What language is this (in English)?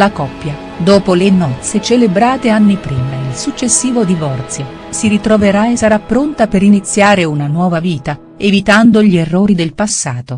Italian